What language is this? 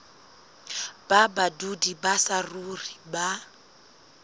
Southern Sotho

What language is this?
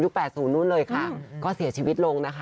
Thai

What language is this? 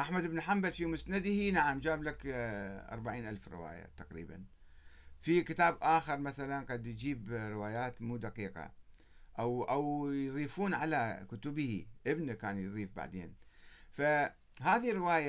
Arabic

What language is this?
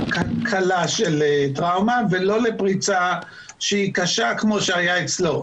Hebrew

